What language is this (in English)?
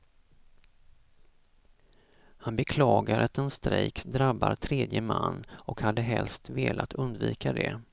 Swedish